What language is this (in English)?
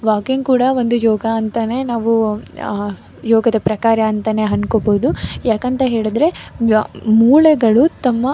Kannada